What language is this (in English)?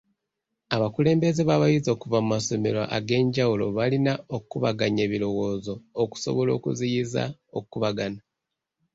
Ganda